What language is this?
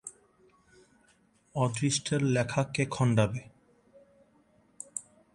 Bangla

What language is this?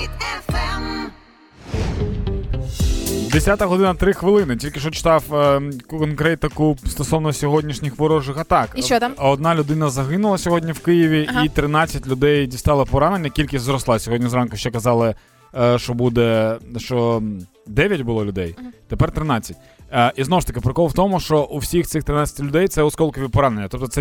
Ukrainian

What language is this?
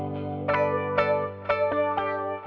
Indonesian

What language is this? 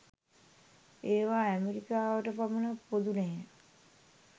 Sinhala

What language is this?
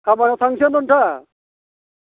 Bodo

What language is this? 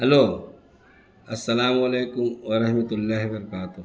Urdu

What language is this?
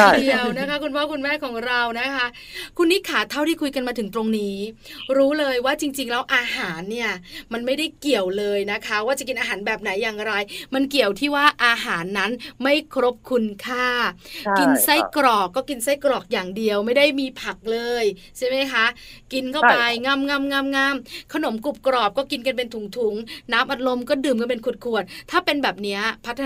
Thai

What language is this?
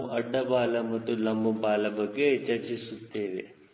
Kannada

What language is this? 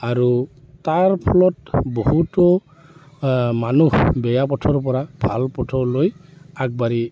Assamese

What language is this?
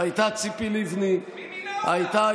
Hebrew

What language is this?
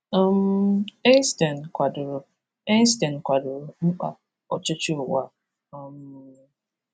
Igbo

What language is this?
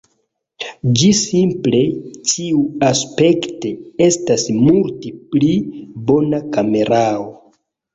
Esperanto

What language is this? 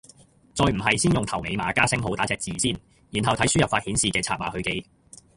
Cantonese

